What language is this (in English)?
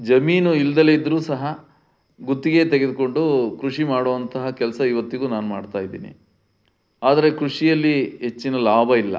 Kannada